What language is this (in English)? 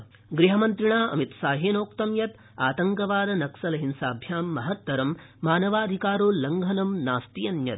Sanskrit